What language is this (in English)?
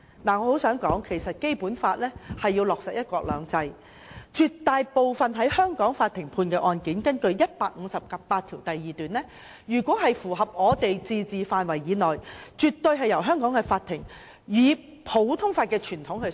Cantonese